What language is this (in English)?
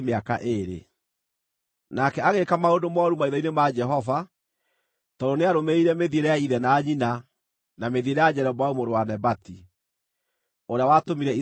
Kikuyu